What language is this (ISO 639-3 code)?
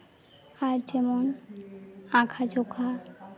sat